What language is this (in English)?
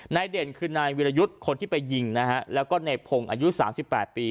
Thai